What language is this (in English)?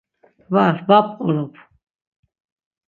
Laz